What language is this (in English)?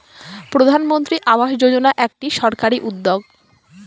Bangla